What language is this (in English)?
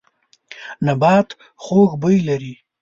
Pashto